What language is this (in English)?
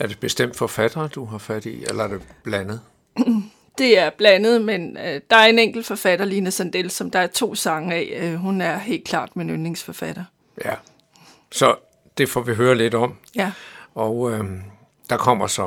Danish